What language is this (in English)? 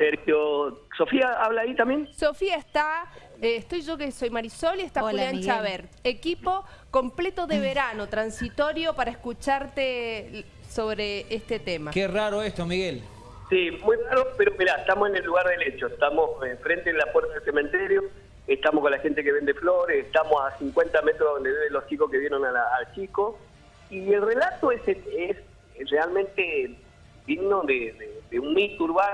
Spanish